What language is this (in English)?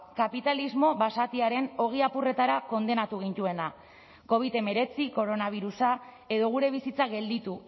Basque